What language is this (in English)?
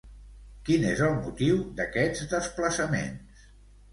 Catalan